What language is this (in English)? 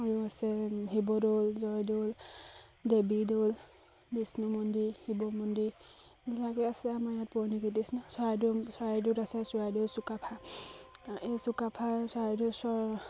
Assamese